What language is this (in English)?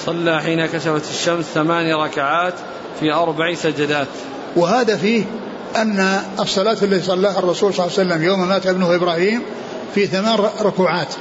Arabic